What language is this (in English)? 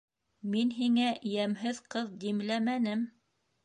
Bashkir